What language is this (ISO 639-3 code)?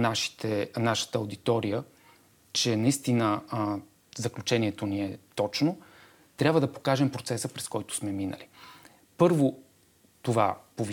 bul